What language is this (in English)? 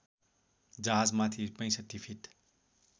Nepali